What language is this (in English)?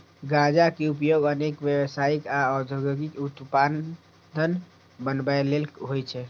Maithili